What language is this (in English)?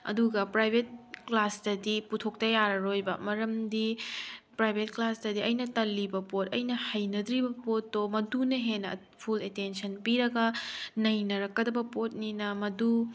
Manipuri